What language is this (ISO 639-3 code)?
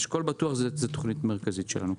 heb